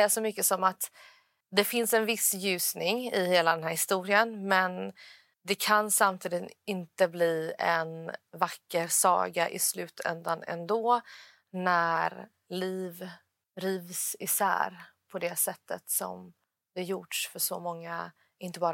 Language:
Swedish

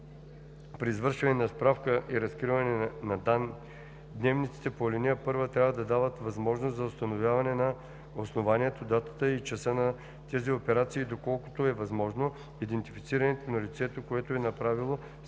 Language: Bulgarian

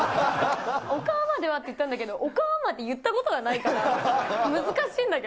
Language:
Japanese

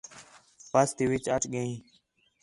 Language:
Khetrani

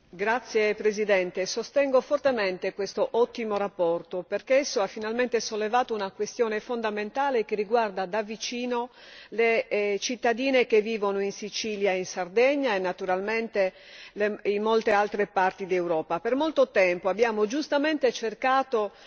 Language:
Italian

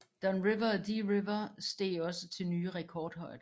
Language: Danish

